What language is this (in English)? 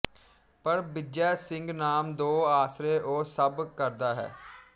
Punjabi